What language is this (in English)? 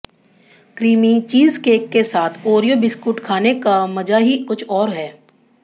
Hindi